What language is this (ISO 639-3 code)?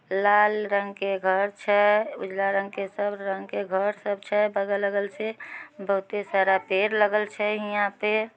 mag